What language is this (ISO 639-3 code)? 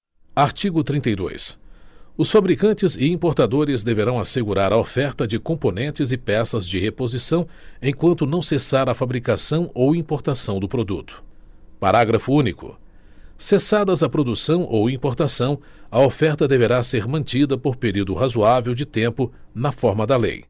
por